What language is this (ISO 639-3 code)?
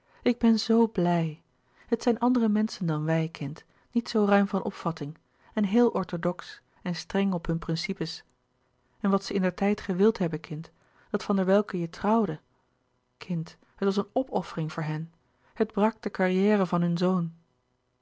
nld